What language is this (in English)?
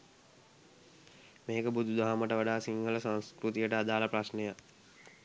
Sinhala